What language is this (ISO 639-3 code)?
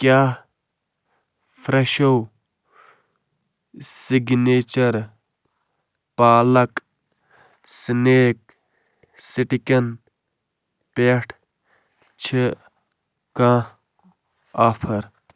kas